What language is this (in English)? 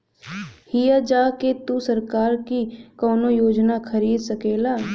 Bhojpuri